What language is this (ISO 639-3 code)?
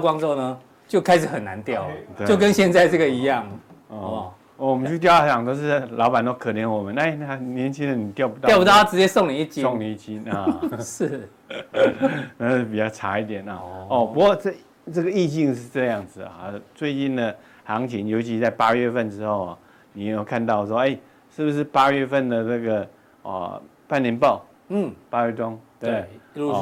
zho